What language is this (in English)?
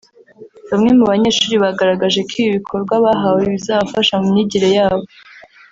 Kinyarwanda